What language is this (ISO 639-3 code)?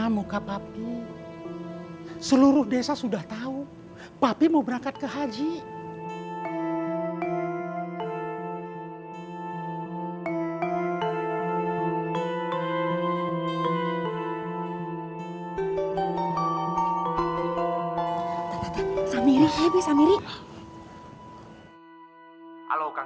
ind